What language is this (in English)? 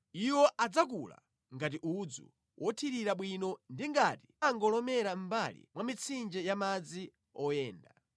Nyanja